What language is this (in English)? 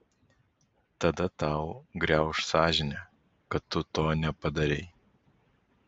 Lithuanian